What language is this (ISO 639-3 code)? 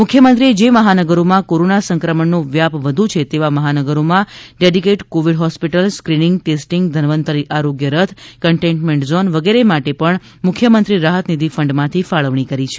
guj